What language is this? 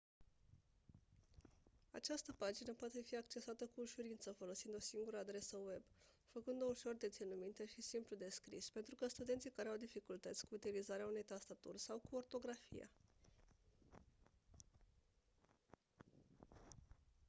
Romanian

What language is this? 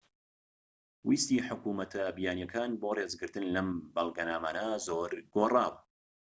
Central Kurdish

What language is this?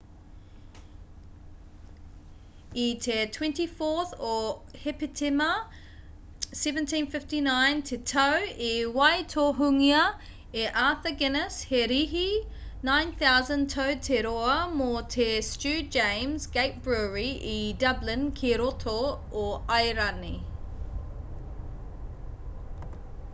Māori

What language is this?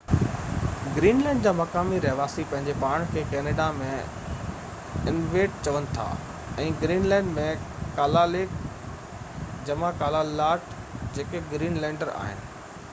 Sindhi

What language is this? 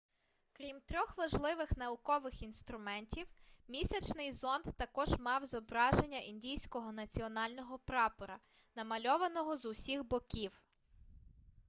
Ukrainian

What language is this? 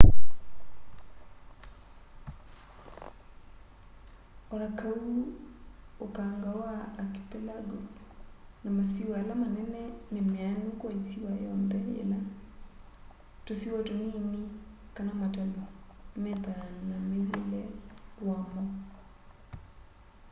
Kamba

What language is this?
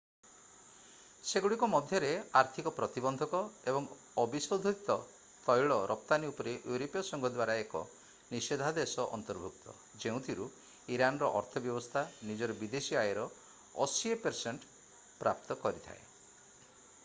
Odia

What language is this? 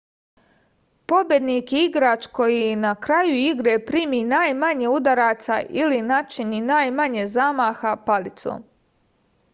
Serbian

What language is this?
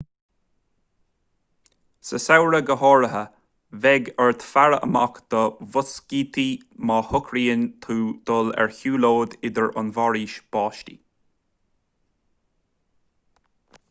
Irish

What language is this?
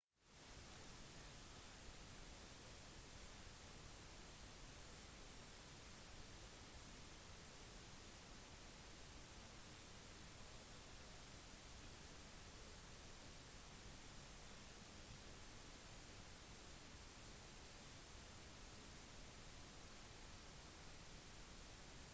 Norwegian Bokmål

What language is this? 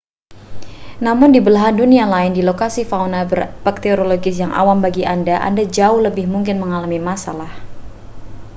Indonesian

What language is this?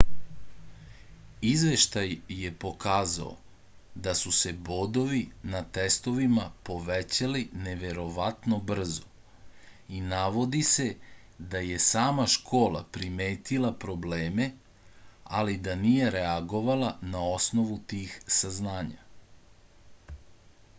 Serbian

